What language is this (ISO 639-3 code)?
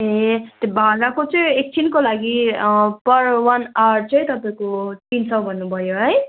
nep